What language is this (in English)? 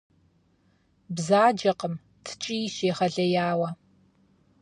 Kabardian